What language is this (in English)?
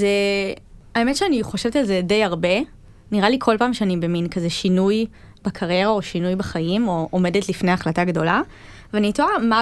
Hebrew